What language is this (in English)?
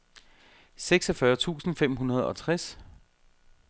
Danish